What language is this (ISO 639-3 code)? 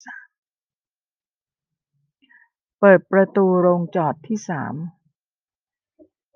tha